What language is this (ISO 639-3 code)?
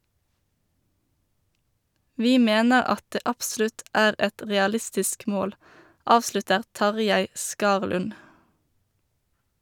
nor